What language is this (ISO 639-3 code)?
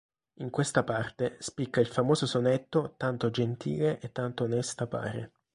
ita